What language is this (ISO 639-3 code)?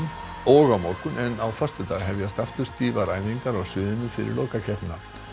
isl